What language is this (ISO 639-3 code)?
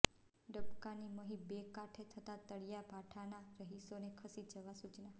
guj